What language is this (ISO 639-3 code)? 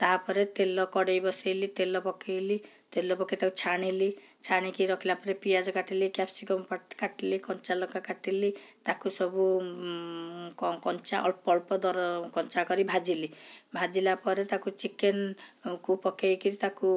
ori